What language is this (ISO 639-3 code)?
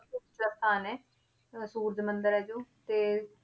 pan